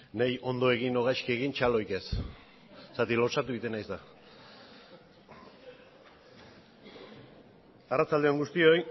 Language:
Basque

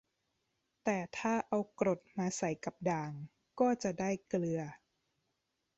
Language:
Thai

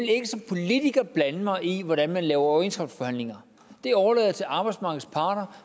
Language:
Danish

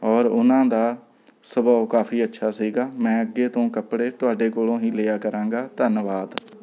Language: Punjabi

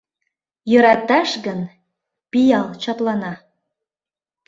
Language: Mari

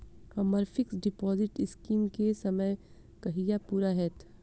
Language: Maithili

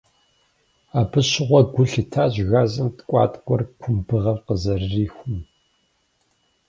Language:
Kabardian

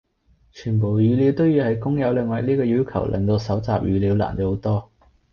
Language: Cantonese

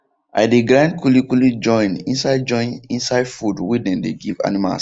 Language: Nigerian Pidgin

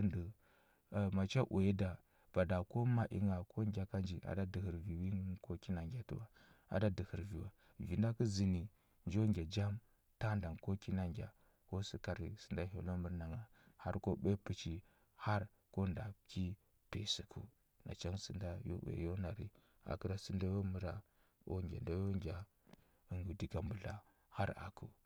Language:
Huba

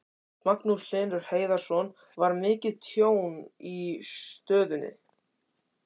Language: Icelandic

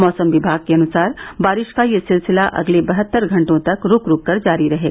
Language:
Hindi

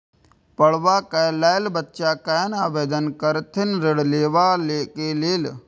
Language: Maithili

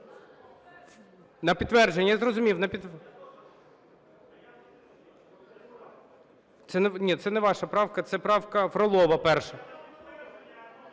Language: Ukrainian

